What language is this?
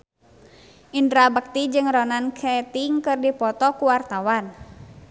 Sundanese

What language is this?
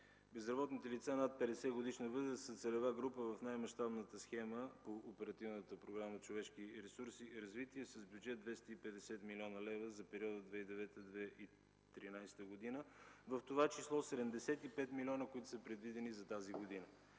Bulgarian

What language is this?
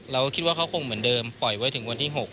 Thai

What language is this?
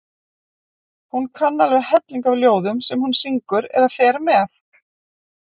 Icelandic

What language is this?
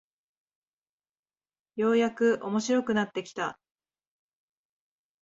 Japanese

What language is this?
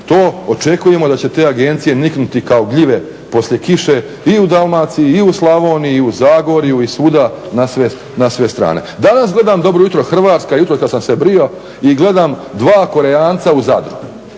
Croatian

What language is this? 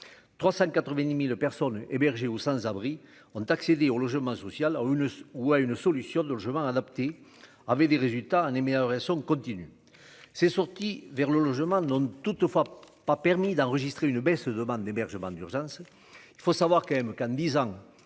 French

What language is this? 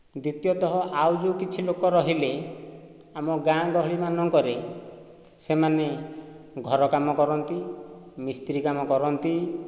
Odia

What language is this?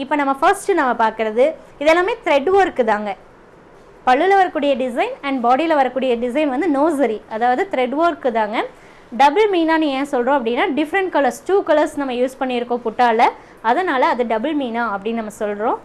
Tamil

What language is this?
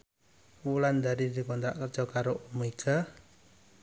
Javanese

